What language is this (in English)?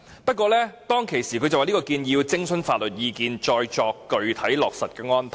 Cantonese